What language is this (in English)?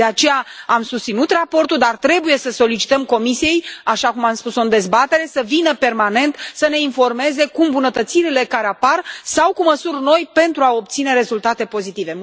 Romanian